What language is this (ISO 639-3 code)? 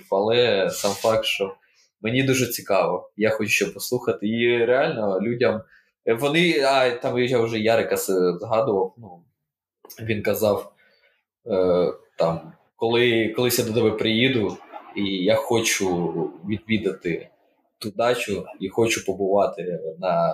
ukr